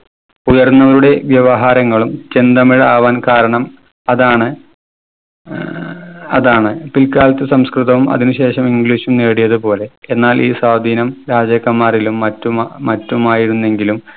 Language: Malayalam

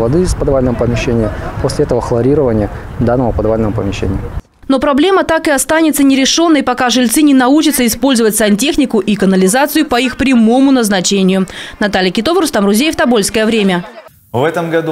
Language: Russian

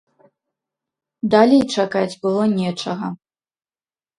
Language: Belarusian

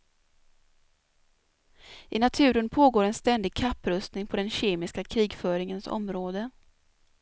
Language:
Swedish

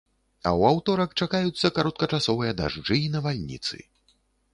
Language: Belarusian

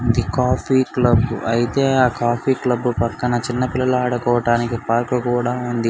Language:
Telugu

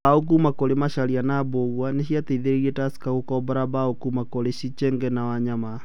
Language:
Kikuyu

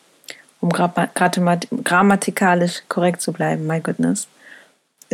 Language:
German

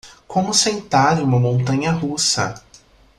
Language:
Portuguese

